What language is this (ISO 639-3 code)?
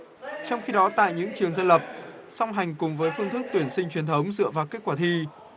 vie